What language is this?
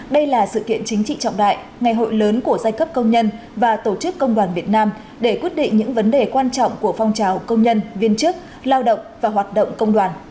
Vietnamese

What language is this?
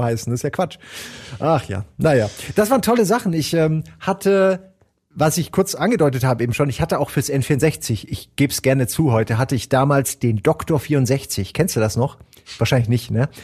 German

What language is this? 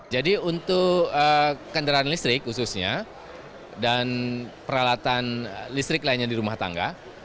Indonesian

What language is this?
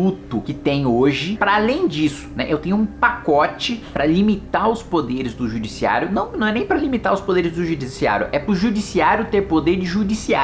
Portuguese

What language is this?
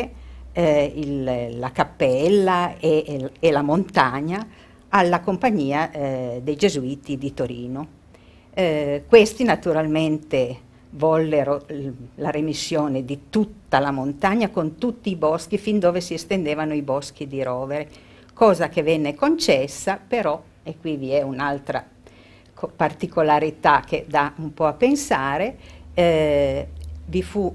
Italian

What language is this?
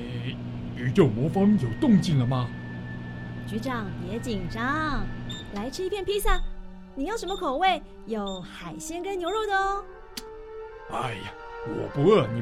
Chinese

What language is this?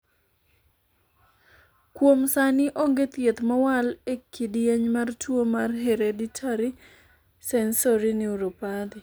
Luo (Kenya and Tanzania)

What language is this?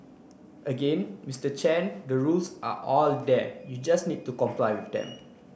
English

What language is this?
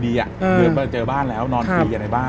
Thai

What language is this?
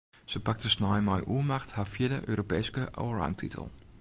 Western Frisian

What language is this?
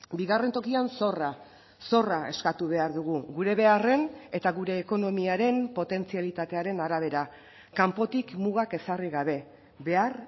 Basque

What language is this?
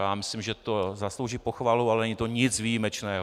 Czech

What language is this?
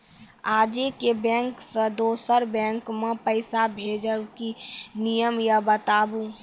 Maithili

